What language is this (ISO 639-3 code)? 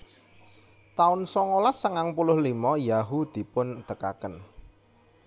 jav